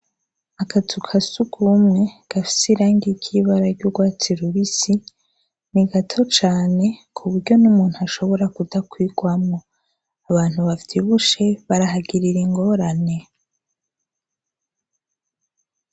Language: Rundi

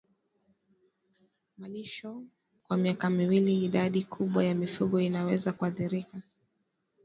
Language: Swahili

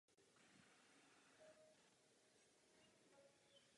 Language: Czech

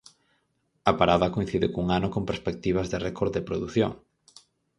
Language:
Galician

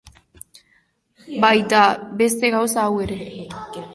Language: Basque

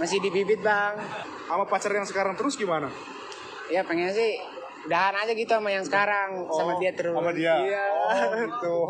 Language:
Indonesian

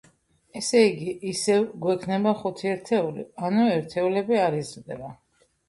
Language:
Georgian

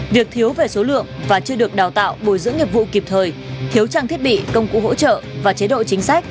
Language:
Vietnamese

